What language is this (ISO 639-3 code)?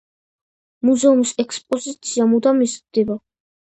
kat